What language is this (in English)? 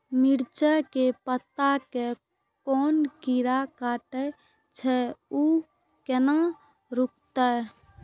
Maithili